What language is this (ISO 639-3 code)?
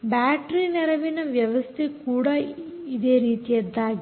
kan